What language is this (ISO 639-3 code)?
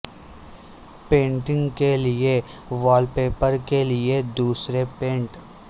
urd